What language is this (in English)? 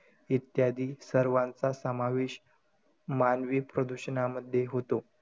Marathi